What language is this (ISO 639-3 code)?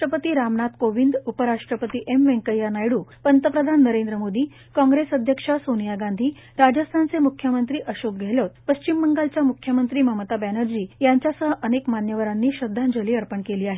mar